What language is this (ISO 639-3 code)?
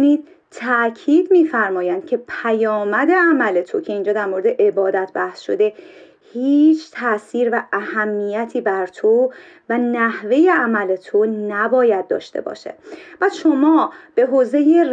fas